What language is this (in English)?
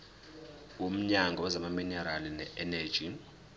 Zulu